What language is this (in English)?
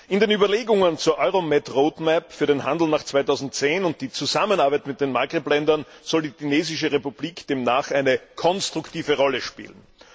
German